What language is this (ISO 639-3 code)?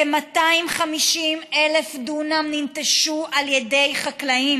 heb